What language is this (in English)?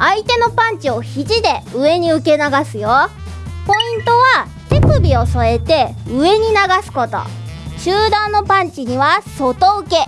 Japanese